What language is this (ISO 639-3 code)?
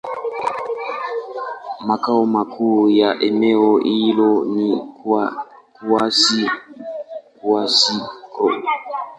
swa